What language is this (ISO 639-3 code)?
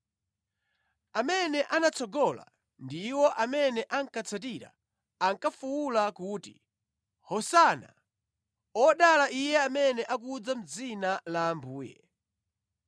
nya